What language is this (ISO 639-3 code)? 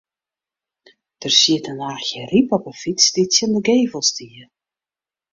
fry